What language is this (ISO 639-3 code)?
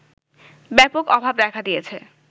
ben